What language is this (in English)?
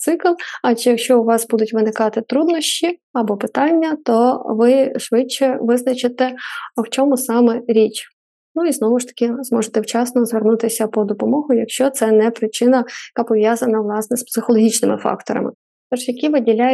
Ukrainian